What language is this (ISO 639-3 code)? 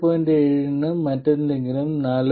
mal